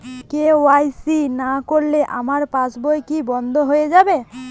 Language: Bangla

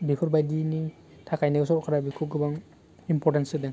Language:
Bodo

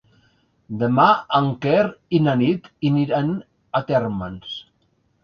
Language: Catalan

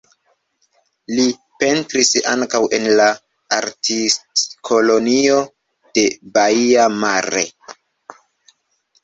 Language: Esperanto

